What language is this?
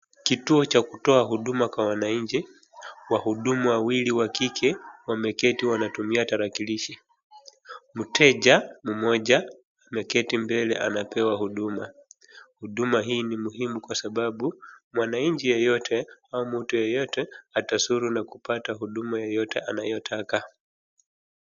Swahili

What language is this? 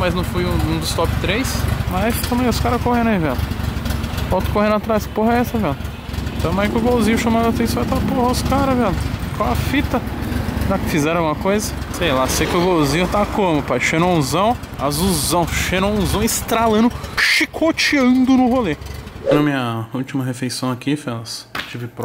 Portuguese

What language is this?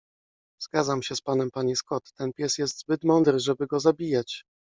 Polish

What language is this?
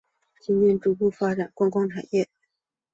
Chinese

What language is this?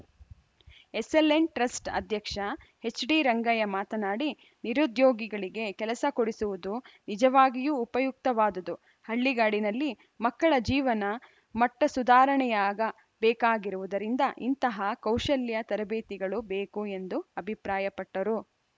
Kannada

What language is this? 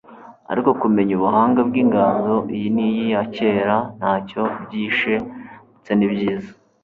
Kinyarwanda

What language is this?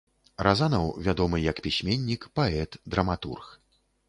Belarusian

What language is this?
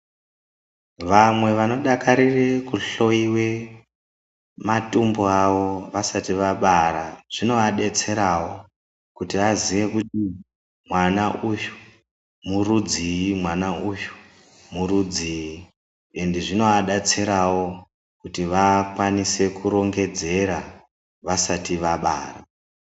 Ndau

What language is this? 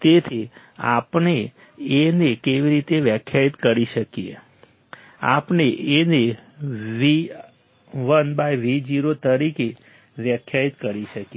Gujarati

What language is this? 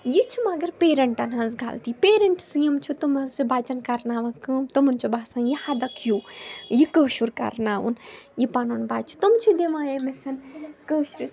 Kashmiri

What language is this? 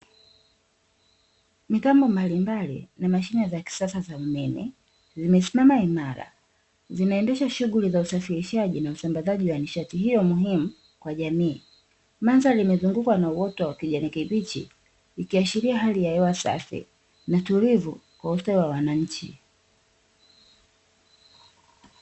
Swahili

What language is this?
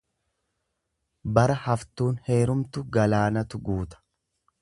Oromo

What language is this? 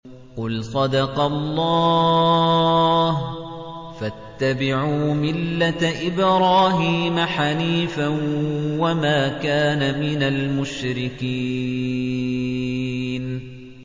Arabic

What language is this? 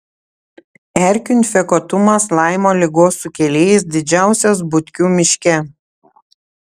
Lithuanian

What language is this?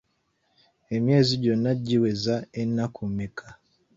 Ganda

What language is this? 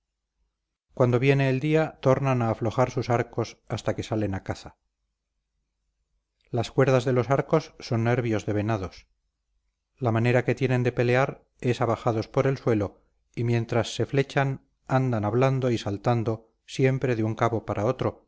Spanish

